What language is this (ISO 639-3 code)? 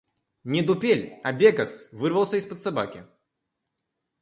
rus